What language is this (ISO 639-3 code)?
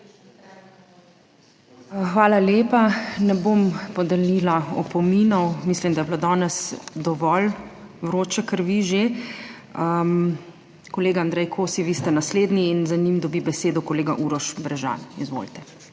slv